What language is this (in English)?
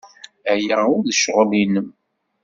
Kabyle